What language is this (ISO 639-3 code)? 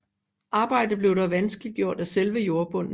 dan